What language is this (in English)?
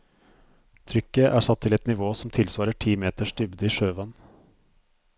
Norwegian